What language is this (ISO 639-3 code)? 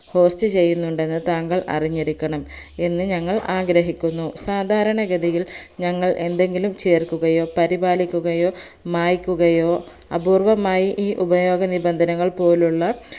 mal